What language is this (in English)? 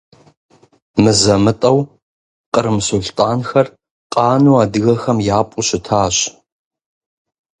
Kabardian